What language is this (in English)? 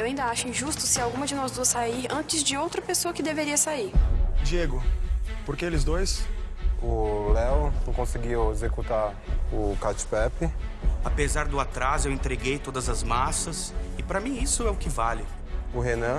Portuguese